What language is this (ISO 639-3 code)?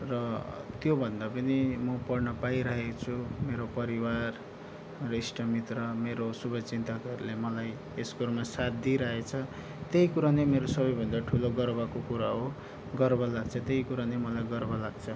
nep